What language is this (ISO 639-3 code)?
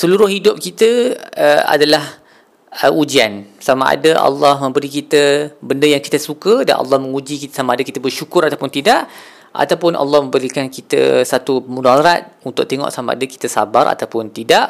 msa